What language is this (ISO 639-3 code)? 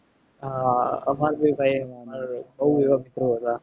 guj